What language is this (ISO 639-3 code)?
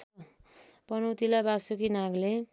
nep